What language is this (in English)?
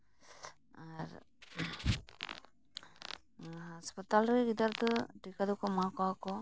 Santali